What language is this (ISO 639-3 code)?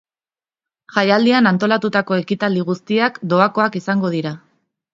eus